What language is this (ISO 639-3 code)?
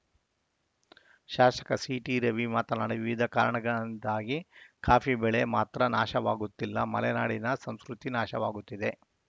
kan